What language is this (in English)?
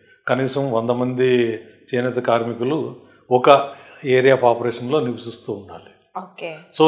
Telugu